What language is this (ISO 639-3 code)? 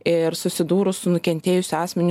lit